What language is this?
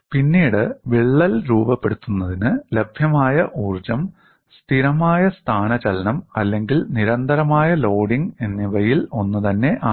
Malayalam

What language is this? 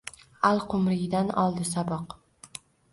Uzbek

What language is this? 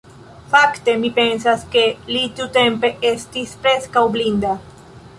Esperanto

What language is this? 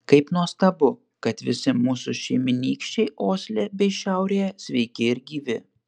Lithuanian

